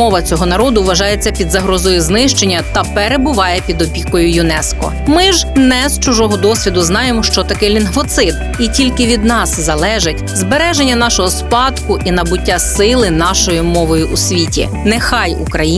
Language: Ukrainian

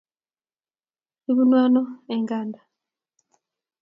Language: Kalenjin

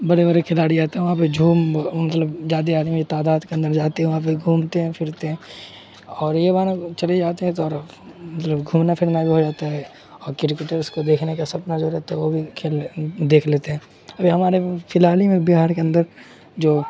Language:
Urdu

